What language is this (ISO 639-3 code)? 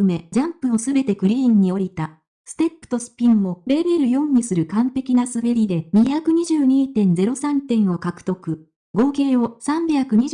jpn